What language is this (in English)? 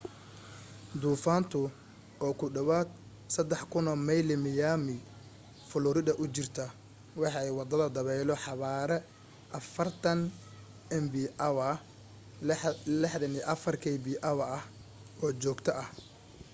Somali